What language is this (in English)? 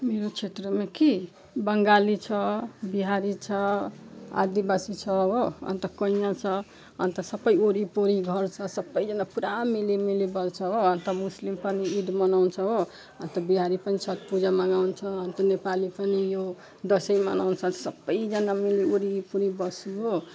Nepali